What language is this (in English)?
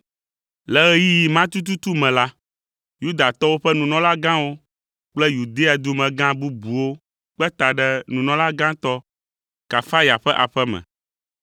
Ewe